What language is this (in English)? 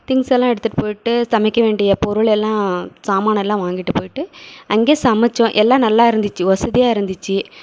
Tamil